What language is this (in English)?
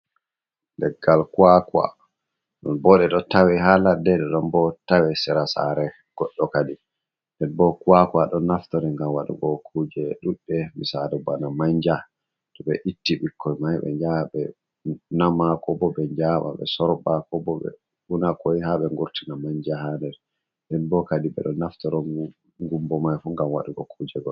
Fula